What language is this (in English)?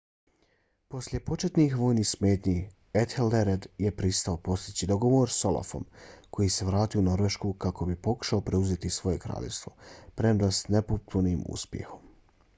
Bosnian